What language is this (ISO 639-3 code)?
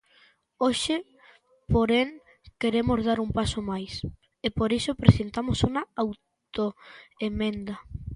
glg